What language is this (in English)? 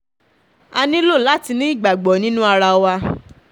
Yoruba